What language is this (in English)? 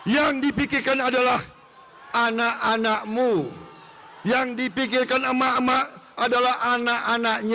Indonesian